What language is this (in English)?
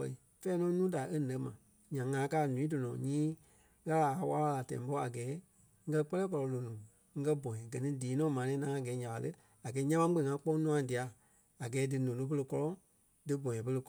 Kpelle